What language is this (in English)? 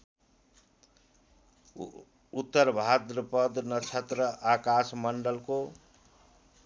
Nepali